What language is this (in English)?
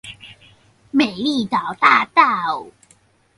Chinese